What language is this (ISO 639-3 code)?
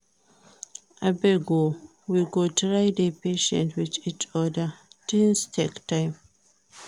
pcm